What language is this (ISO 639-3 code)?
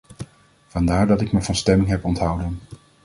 nld